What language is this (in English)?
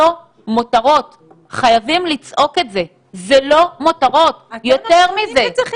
Hebrew